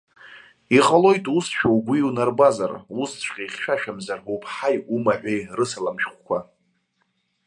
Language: Abkhazian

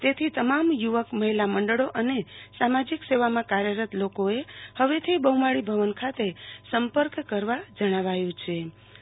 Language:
Gujarati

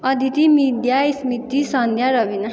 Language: Nepali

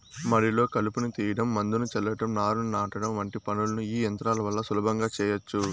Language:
Telugu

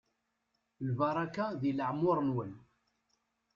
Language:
Kabyle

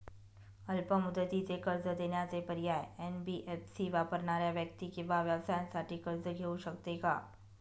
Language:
Marathi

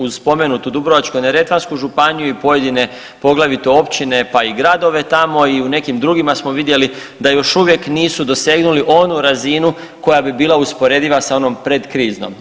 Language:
Croatian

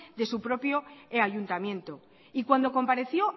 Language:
Spanish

